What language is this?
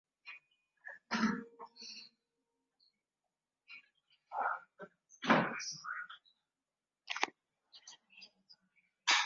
Swahili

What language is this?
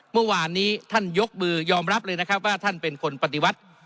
Thai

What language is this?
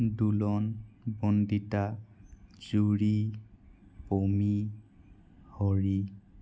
Assamese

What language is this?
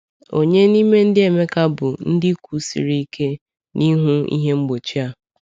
Igbo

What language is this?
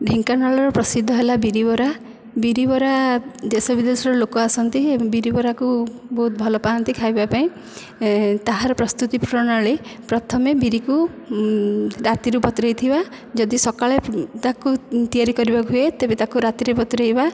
Odia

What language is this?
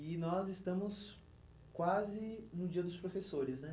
Portuguese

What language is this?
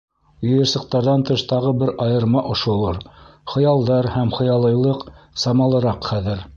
Bashkir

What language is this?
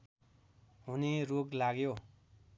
Nepali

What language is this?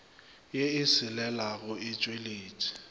Northern Sotho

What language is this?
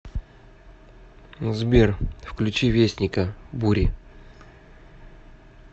Russian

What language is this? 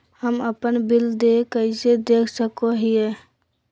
Magahi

